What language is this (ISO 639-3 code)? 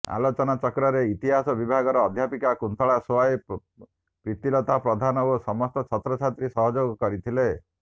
ori